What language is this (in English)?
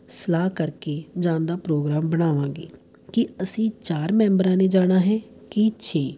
Punjabi